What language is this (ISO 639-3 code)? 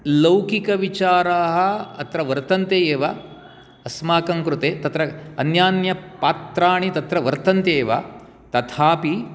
san